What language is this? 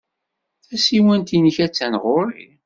Kabyle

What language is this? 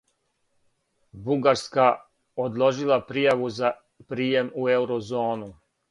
Serbian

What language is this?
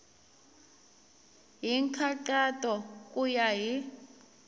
Tsonga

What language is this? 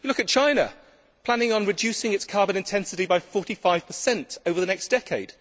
English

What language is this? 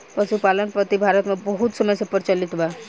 Bhojpuri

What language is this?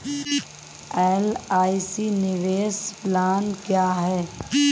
Hindi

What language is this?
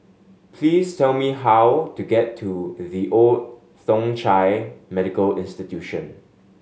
English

